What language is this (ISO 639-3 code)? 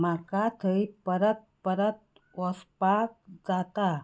kok